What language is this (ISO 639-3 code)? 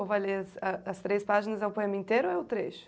por